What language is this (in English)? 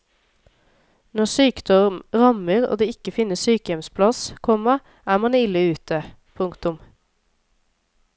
Norwegian